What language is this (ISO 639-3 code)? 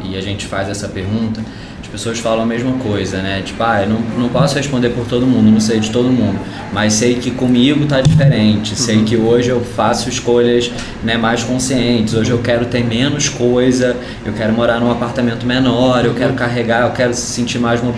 por